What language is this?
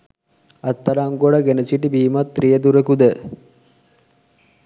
Sinhala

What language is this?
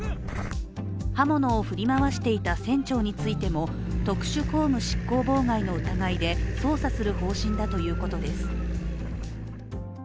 Japanese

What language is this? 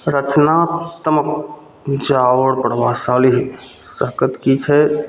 Maithili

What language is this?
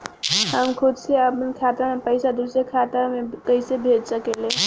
Bhojpuri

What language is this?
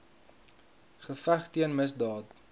Afrikaans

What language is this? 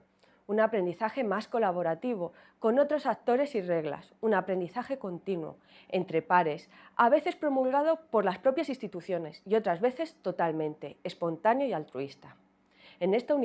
Spanish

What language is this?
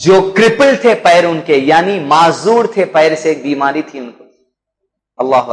Hindi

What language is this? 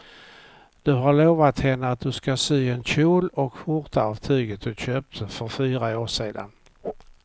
Swedish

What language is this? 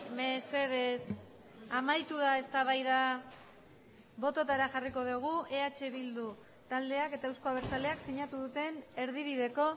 Basque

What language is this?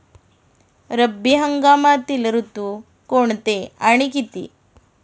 Marathi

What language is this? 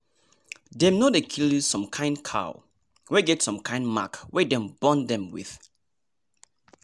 Nigerian Pidgin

